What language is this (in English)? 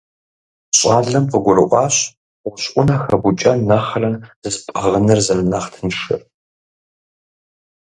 Kabardian